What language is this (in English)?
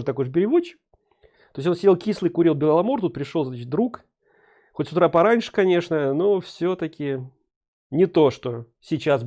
Russian